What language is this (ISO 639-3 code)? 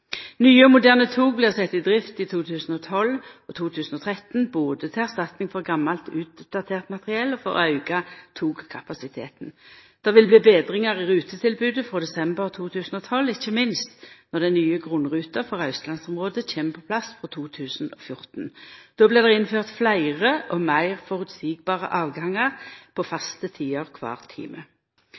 nno